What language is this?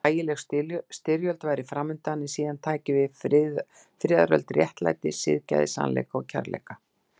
Icelandic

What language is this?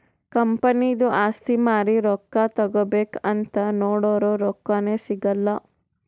Kannada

